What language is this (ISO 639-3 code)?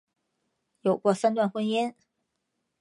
zho